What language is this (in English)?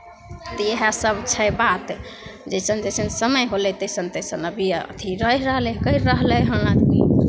Maithili